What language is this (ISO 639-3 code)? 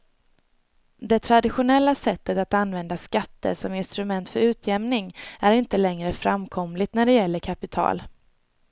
swe